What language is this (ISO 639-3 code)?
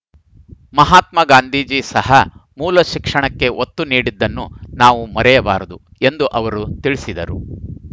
kan